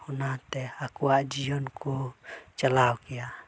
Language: Santali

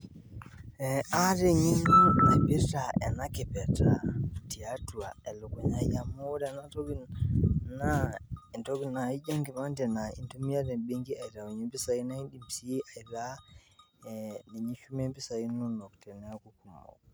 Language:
Masai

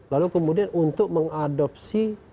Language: Indonesian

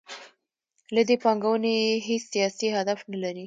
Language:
Pashto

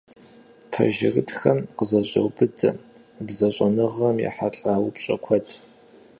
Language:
Kabardian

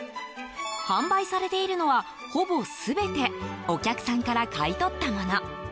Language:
Japanese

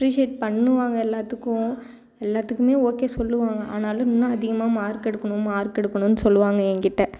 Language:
Tamil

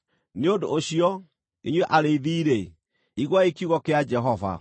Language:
Kikuyu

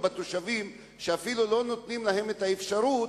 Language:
Hebrew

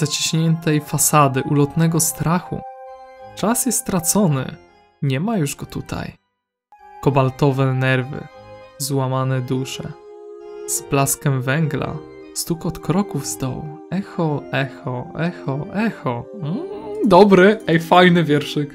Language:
Polish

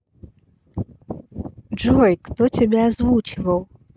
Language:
Russian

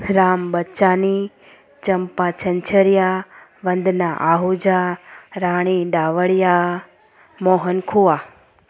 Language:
Sindhi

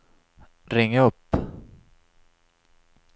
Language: Swedish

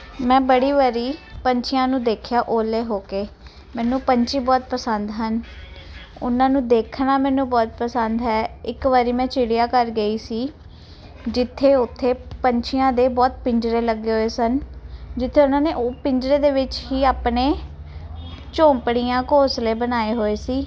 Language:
Punjabi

